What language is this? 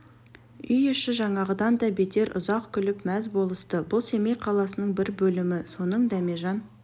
Kazakh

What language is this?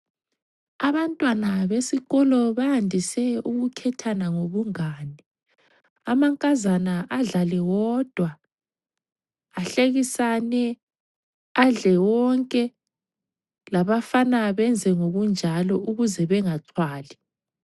North Ndebele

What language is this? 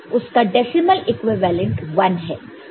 Hindi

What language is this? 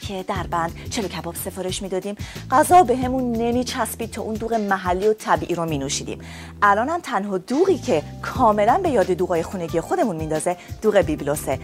Persian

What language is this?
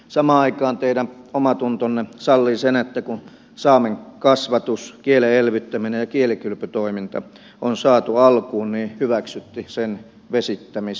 Finnish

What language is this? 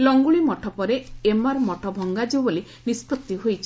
Odia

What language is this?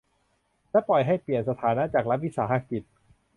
Thai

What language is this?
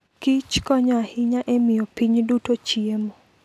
Luo (Kenya and Tanzania)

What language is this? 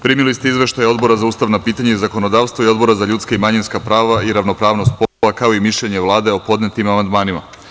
Serbian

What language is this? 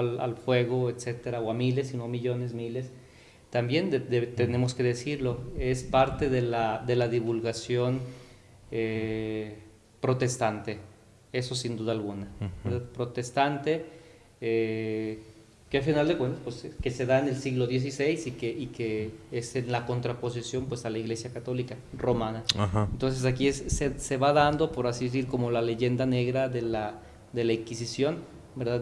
Spanish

